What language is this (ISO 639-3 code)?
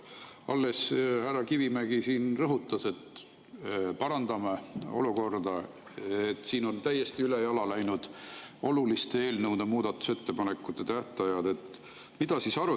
est